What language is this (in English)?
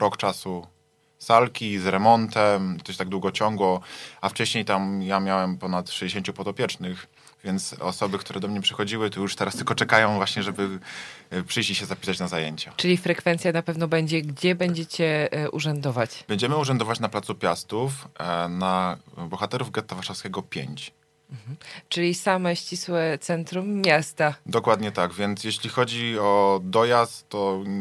Polish